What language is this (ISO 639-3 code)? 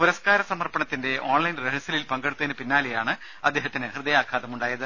mal